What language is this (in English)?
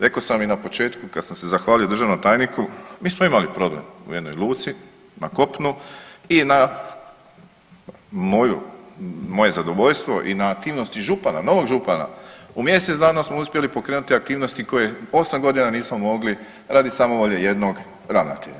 Croatian